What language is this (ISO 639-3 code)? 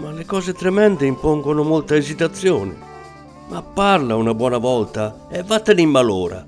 ita